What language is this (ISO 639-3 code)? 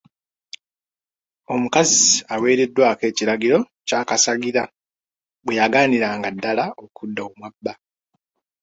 lug